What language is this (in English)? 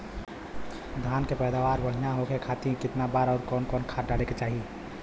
Bhojpuri